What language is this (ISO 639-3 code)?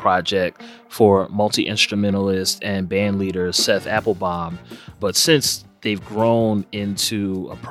eng